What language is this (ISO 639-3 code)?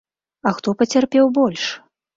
bel